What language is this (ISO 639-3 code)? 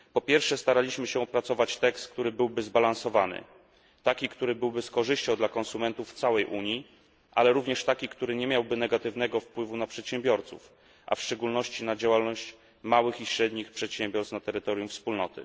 pol